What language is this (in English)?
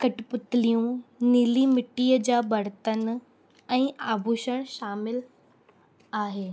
Sindhi